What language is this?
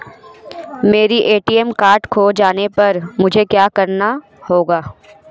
Hindi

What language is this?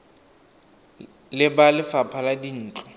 Tswana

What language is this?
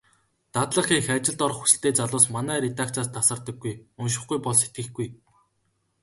Mongolian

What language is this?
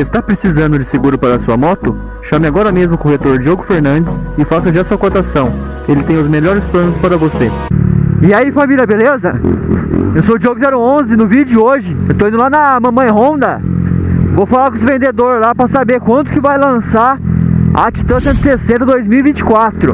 Portuguese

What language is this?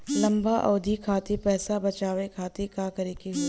Bhojpuri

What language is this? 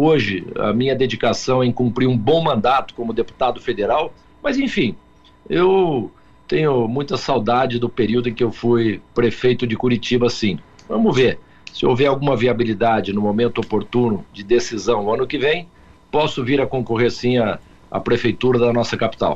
Portuguese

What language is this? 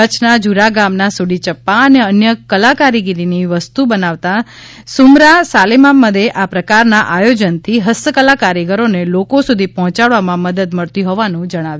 Gujarati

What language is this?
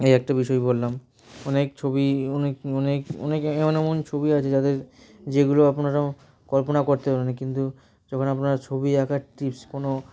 Bangla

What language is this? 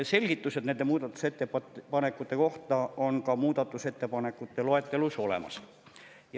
Estonian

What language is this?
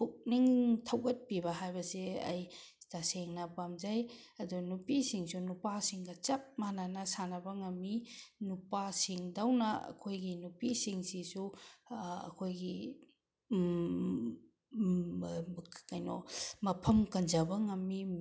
Manipuri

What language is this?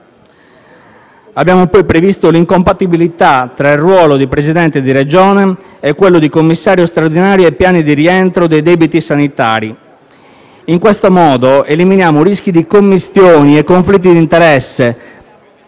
Italian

